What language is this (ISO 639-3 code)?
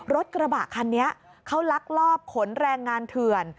tha